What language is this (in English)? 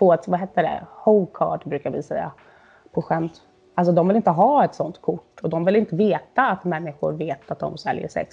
Swedish